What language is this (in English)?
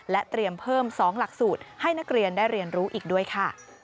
Thai